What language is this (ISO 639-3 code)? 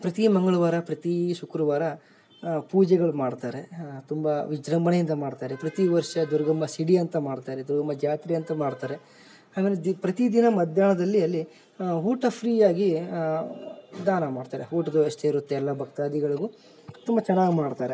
kan